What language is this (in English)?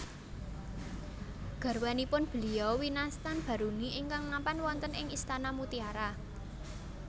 Javanese